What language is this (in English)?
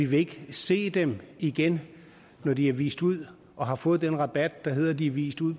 Danish